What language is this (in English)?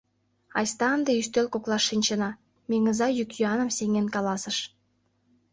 Mari